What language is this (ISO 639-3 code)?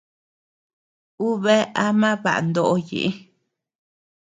cux